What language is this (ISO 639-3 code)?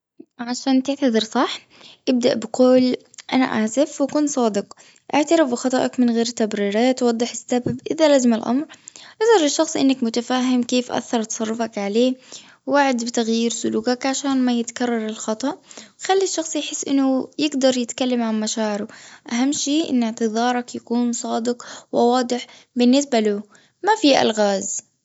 afb